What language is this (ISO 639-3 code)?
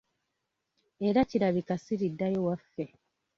lug